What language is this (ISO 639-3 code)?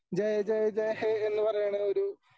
mal